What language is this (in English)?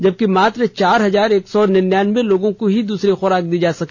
Hindi